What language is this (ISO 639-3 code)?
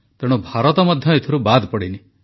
ori